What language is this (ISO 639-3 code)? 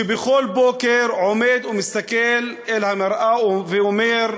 heb